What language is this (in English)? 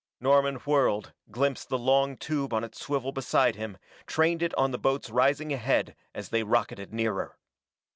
English